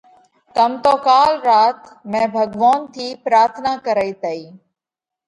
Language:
Parkari Koli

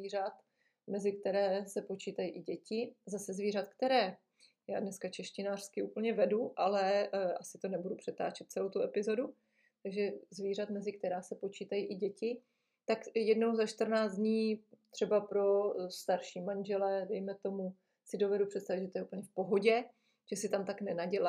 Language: Czech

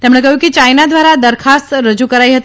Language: Gujarati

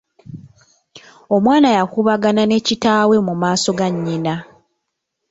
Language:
Ganda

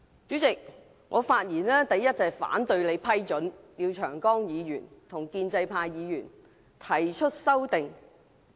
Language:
Cantonese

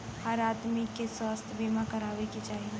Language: Bhojpuri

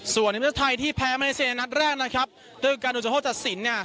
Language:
Thai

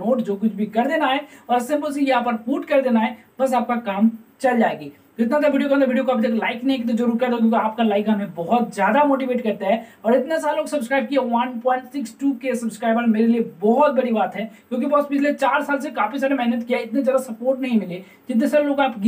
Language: Hindi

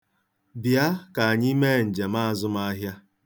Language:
Igbo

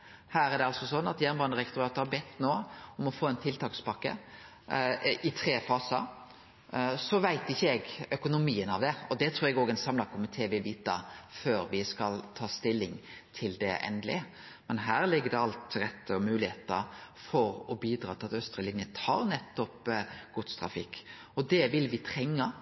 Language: Norwegian Nynorsk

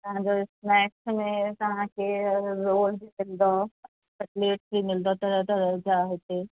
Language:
Sindhi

